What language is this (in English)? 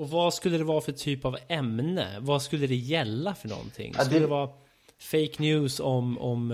Swedish